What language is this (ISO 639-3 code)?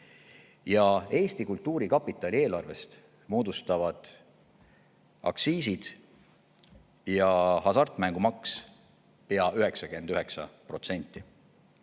est